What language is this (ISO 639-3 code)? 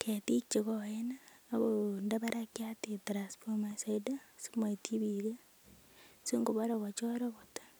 kln